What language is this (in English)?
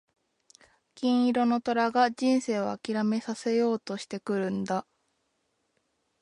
Japanese